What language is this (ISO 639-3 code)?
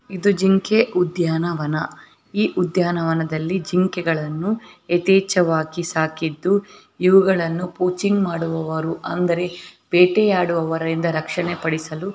kan